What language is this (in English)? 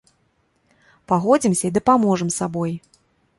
Belarusian